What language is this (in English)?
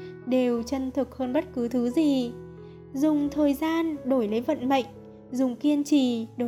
Vietnamese